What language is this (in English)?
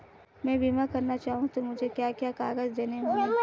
Hindi